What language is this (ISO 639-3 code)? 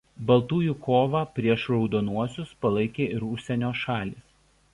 lit